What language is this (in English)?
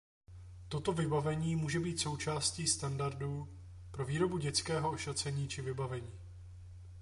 Czech